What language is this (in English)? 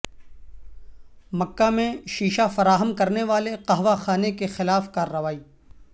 Urdu